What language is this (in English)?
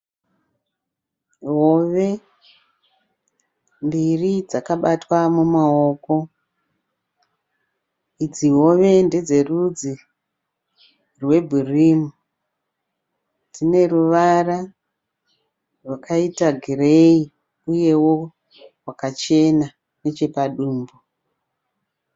Shona